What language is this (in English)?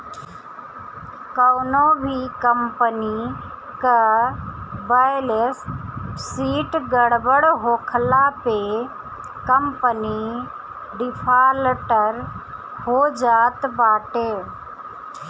Bhojpuri